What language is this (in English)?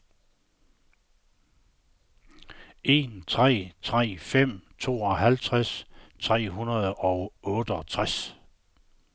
Danish